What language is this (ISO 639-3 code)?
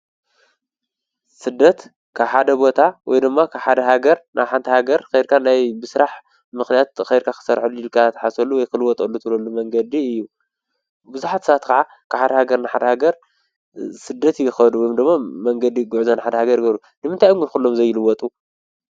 tir